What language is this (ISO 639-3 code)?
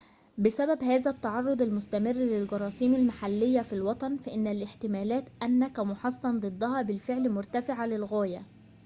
ara